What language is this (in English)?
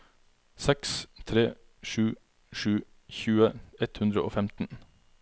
Norwegian